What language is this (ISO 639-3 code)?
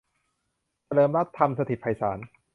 tha